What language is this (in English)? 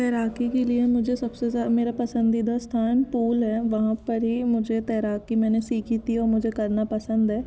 Hindi